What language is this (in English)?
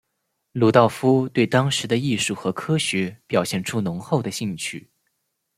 Chinese